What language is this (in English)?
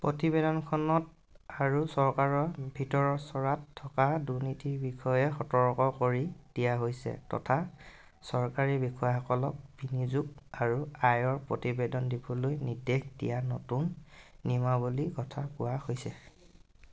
Assamese